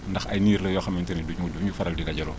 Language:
Wolof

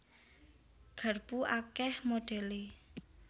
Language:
Javanese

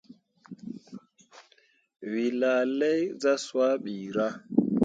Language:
Mundang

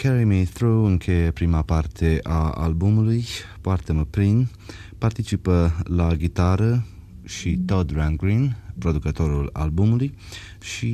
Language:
Romanian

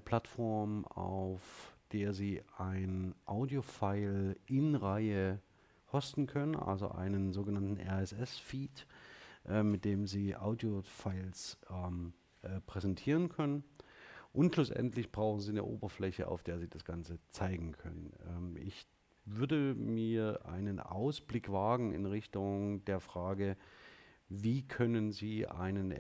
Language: German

